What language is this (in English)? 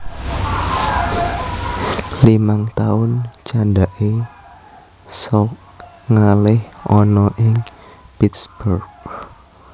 Javanese